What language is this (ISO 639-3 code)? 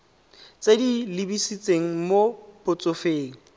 tsn